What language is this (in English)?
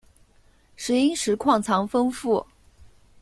Chinese